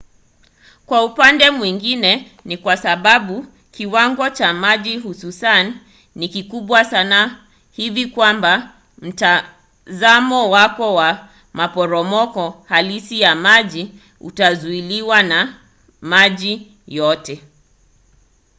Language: Swahili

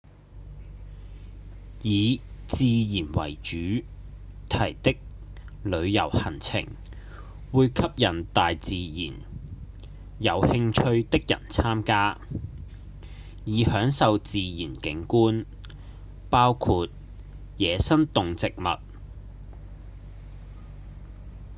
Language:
Cantonese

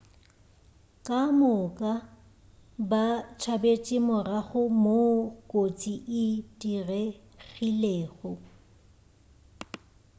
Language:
Northern Sotho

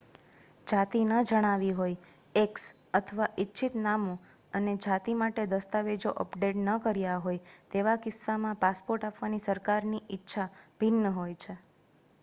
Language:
Gujarati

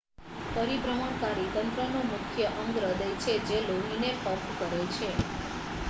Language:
Gujarati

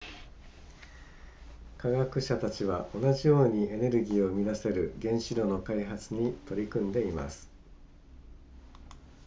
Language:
Japanese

